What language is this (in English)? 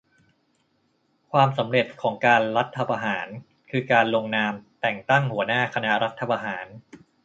Thai